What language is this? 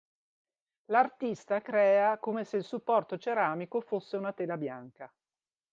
Italian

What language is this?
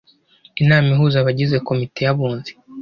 Kinyarwanda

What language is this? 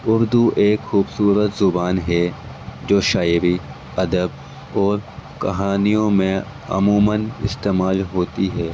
Urdu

